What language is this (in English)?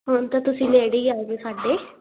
Punjabi